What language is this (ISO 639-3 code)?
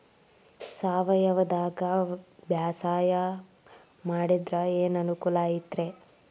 kan